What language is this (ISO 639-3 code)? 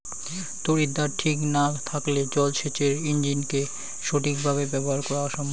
ben